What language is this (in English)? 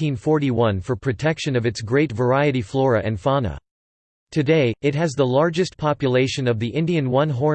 English